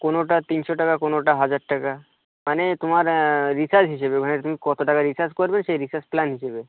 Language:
Bangla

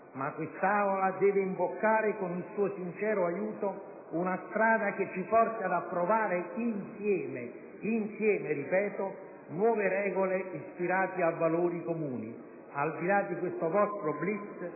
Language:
Italian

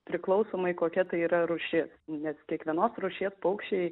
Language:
Lithuanian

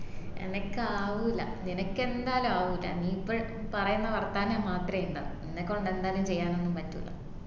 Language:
Malayalam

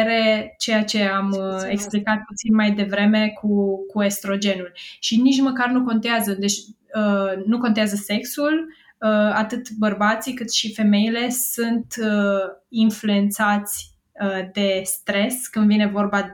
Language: Romanian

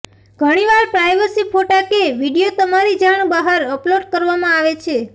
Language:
Gujarati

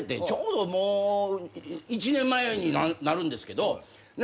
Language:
Japanese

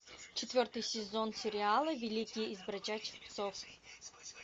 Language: Russian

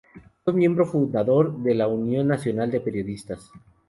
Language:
Spanish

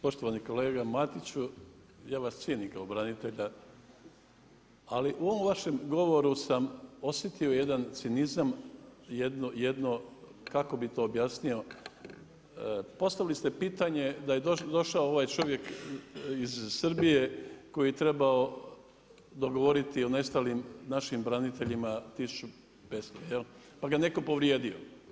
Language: Croatian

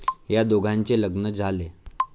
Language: Marathi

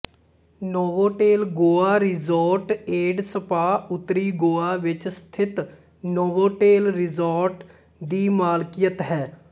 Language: Punjabi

